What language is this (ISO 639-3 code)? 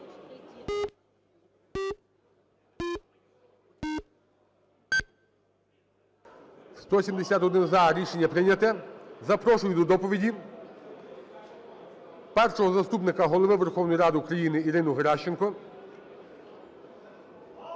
ukr